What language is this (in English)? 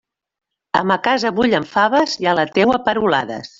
Catalan